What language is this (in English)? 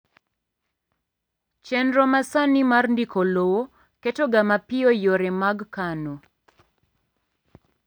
Luo (Kenya and Tanzania)